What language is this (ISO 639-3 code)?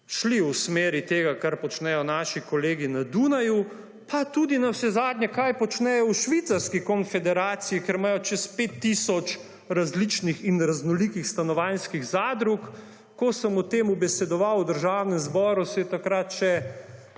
slv